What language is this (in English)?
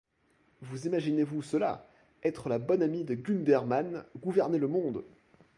French